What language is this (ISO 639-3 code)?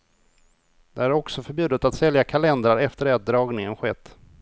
swe